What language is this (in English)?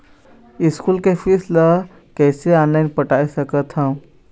Chhattisgarhi